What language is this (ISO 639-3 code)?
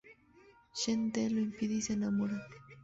spa